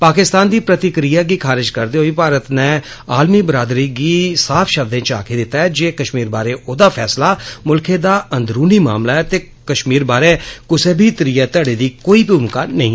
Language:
Dogri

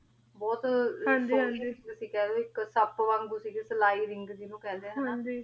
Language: Punjabi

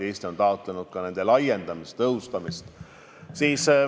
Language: Estonian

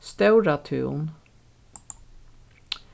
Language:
Faroese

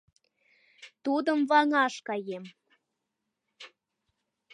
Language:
Mari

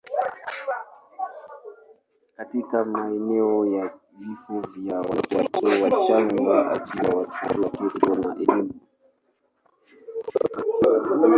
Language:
Swahili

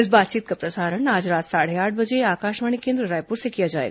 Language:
Hindi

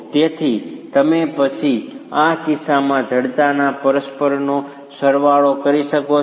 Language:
Gujarati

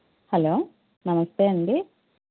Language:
Telugu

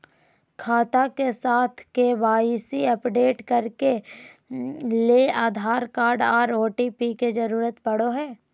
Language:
Magahi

